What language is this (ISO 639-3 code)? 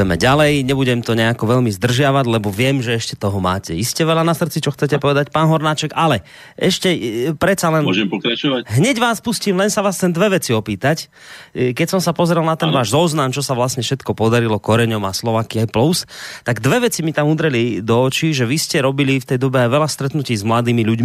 slk